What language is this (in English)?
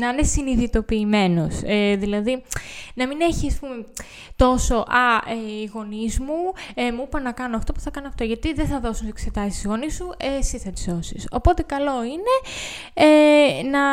Greek